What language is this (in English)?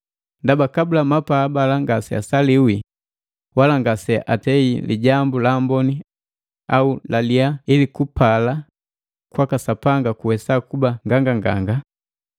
Matengo